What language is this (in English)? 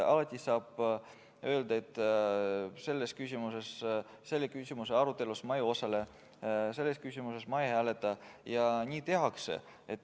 Estonian